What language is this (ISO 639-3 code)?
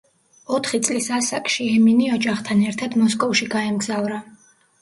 kat